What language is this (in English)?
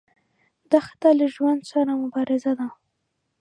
Pashto